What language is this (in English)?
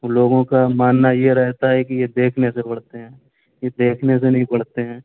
Urdu